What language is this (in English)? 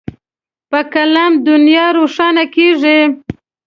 Pashto